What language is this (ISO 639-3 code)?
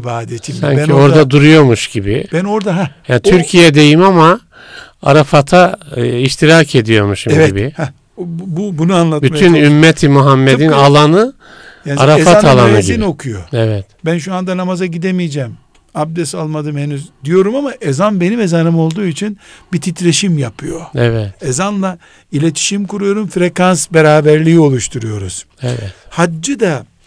tur